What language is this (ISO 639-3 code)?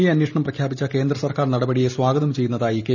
mal